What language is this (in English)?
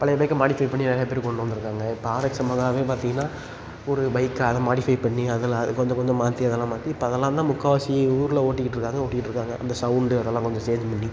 Tamil